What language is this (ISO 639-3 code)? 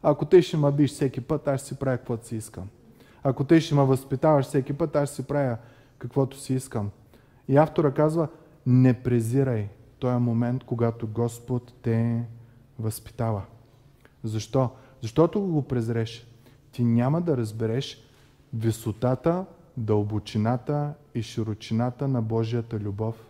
bul